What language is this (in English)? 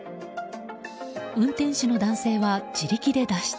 Japanese